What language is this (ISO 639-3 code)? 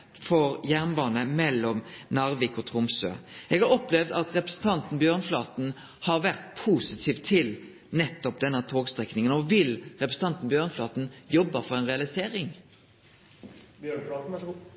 nno